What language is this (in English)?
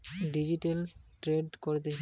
Bangla